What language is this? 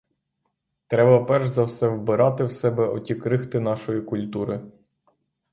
Ukrainian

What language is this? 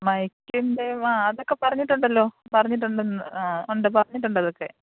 Malayalam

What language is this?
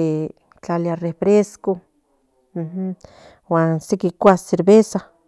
Central Nahuatl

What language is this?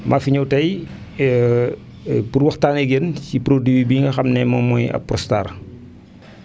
Wolof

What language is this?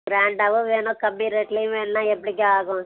Tamil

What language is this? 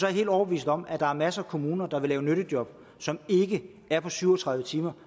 Danish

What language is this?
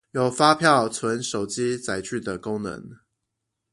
Chinese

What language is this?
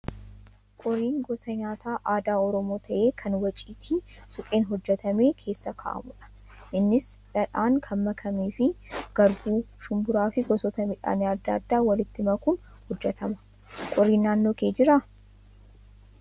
Oromo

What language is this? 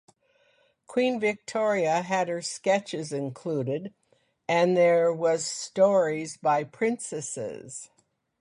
English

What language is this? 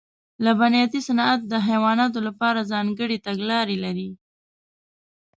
Pashto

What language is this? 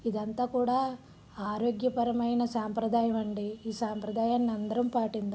Telugu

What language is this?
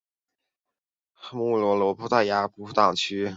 Chinese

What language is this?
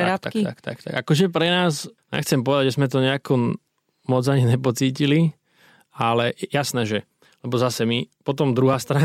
Slovak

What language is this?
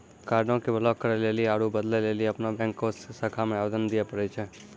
Maithili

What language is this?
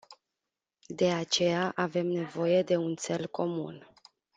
Romanian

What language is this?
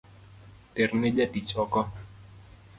Luo (Kenya and Tanzania)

